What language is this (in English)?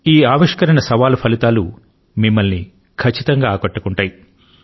Telugu